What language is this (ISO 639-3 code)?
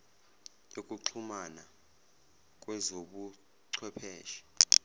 zul